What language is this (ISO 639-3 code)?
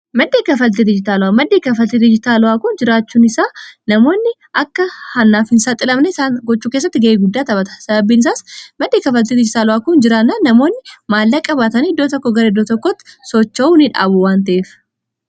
orm